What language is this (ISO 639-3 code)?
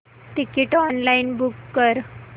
mar